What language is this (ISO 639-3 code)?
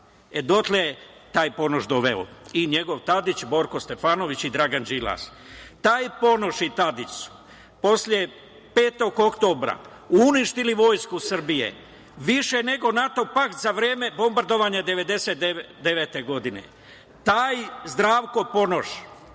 srp